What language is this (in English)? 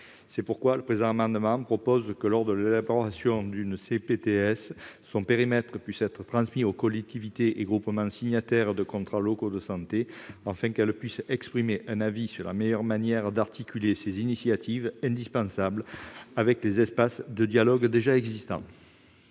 French